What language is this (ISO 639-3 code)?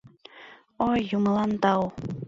chm